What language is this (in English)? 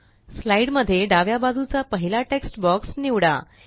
Marathi